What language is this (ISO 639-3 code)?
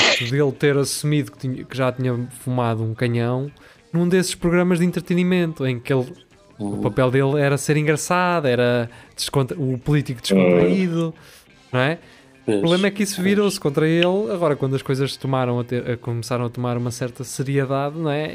por